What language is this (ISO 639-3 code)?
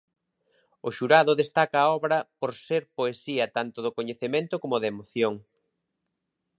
glg